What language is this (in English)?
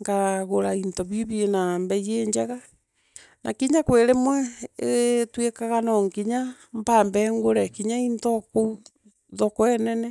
Meru